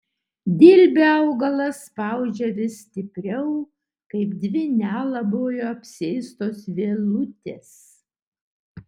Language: Lithuanian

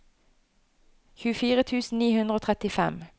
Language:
Norwegian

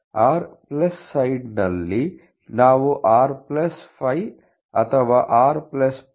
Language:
Kannada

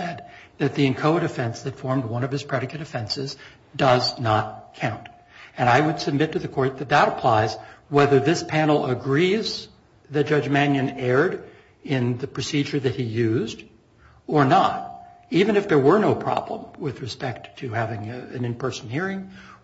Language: English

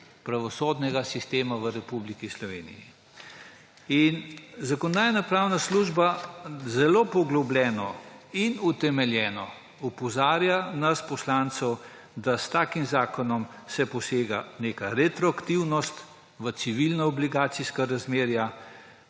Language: Slovenian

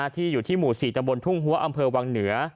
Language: Thai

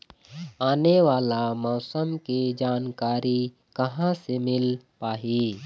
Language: Chhattisgarhi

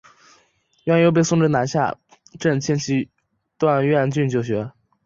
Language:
Chinese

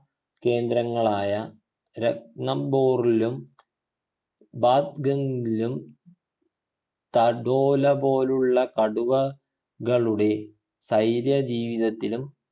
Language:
Malayalam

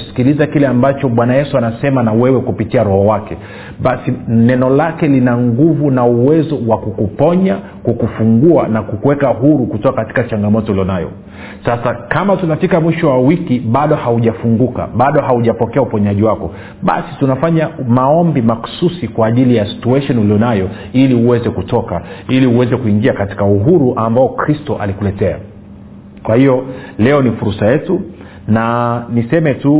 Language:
Swahili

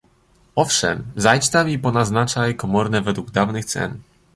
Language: Polish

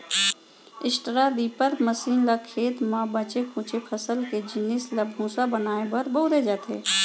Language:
Chhattisgarhi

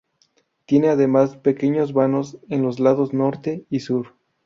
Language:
Spanish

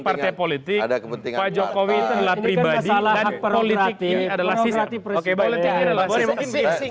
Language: Indonesian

